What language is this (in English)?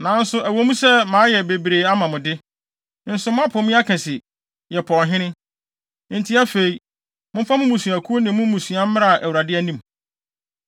Akan